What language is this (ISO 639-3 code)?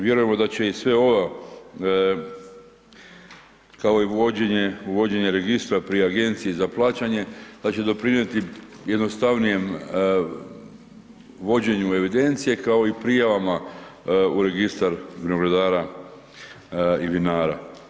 hrv